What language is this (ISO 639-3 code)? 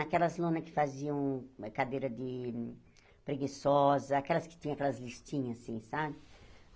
por